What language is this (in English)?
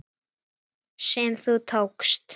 Icelandic